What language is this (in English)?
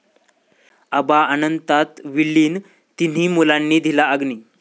Marathi